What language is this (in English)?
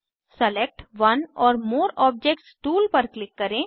Hindi